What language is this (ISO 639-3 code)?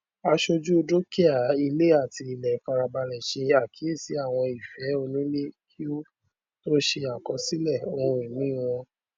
yor